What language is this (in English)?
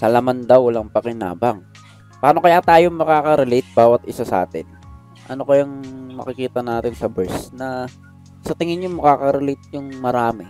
Filipino